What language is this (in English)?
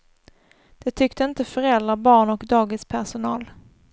Swedish